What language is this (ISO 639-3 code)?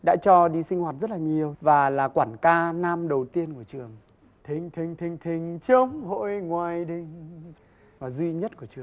vie